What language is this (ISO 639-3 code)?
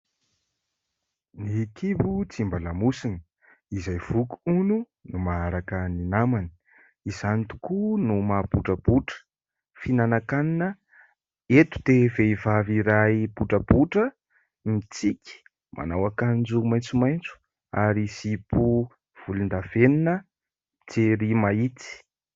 mlg